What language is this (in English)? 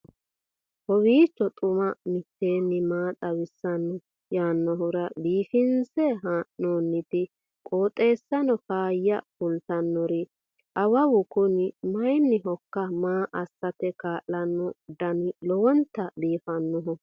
Sidamo